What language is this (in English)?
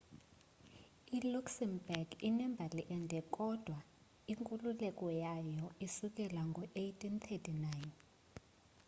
Xhosa